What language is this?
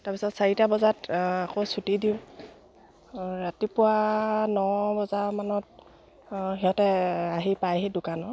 Assamese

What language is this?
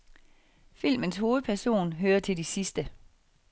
Danish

